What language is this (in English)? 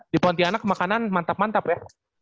Indonesian